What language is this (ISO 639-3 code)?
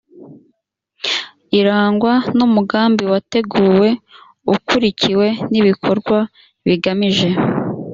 kin